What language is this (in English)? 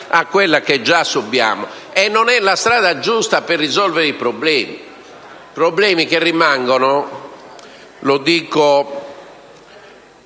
Italian